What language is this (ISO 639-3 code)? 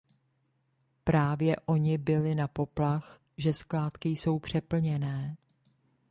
ces